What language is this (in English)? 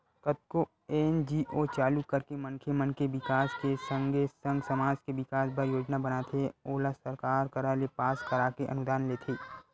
Chhattisgarhi